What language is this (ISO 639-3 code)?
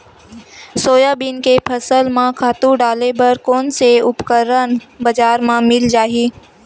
hne